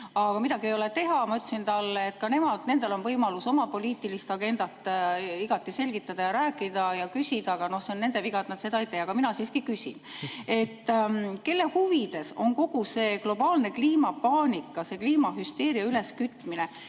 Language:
Estonian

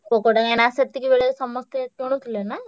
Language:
Odia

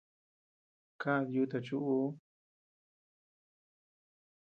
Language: Tepeuxila Cuicatec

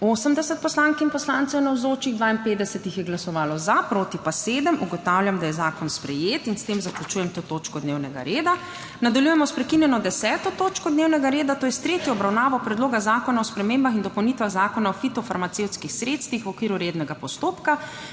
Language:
Slovenian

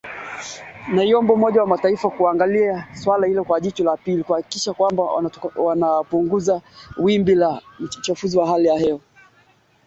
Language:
Swahili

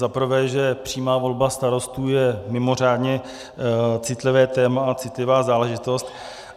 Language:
Czech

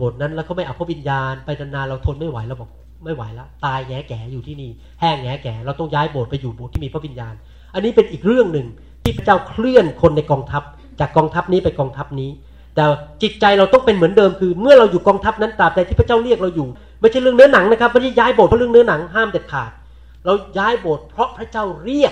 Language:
Thai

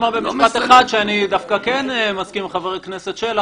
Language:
Hebrew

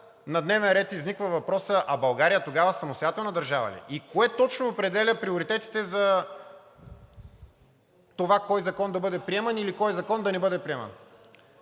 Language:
Bulgarian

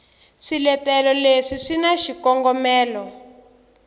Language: Tsonga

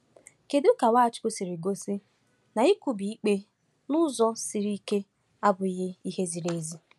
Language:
Igbo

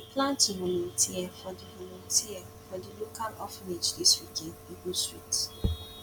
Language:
Nigerian Pidgin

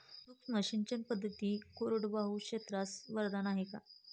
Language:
Marathi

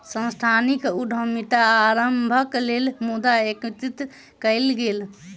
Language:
Maithili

